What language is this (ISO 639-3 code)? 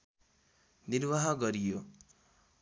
nep